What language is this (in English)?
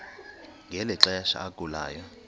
Xhosa